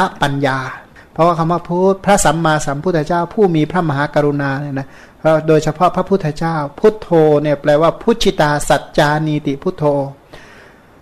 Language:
Thai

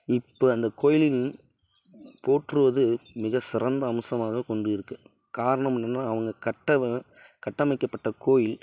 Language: Tamil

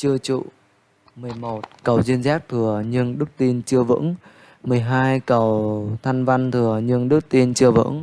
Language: Vietnamese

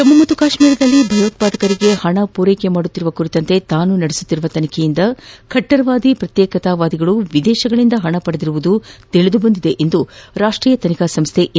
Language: Kannada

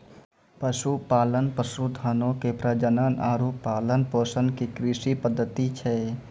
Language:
Maithili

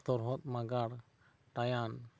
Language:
Santali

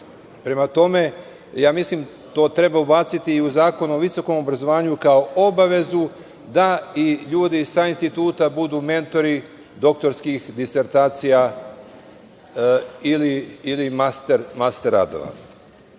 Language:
Serbian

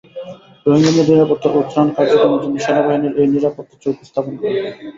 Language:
Bangla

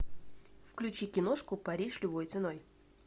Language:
Russian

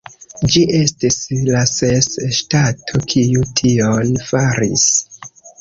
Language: Esperanto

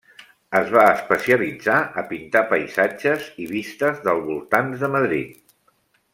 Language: Catalan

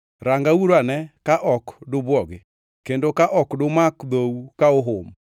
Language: Luo (Kenya and Tanzania)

